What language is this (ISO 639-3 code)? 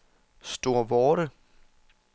dan